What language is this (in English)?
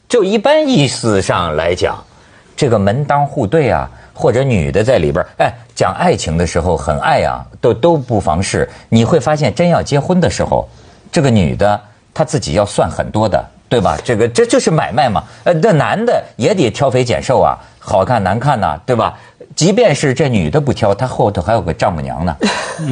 Chinese